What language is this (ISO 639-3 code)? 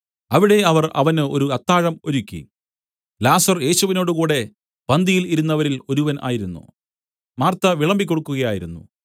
mal